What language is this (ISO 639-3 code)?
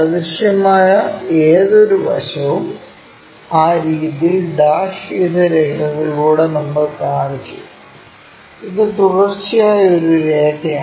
mal